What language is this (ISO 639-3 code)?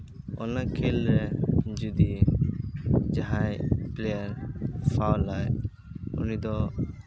sat